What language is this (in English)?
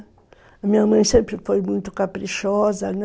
Portuguese